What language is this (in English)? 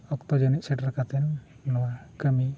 Santali